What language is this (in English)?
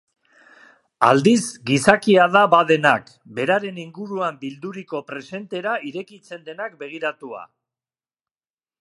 Basque